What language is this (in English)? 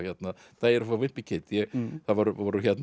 Icelandic